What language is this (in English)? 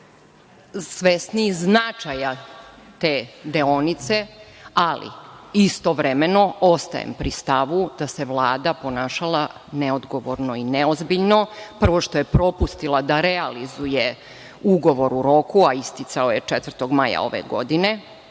Serbian